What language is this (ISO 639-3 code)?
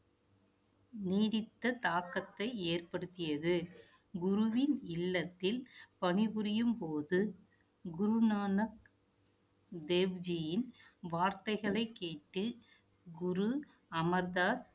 tam